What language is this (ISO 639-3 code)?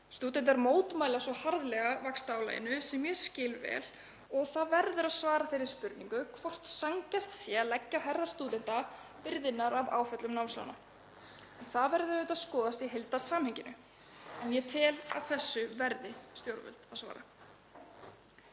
isl